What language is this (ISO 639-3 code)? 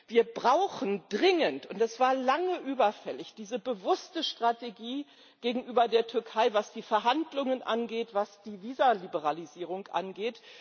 deu